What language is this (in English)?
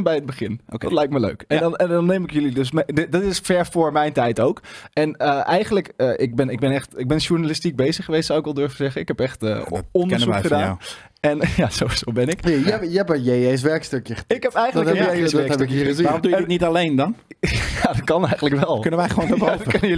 Dutch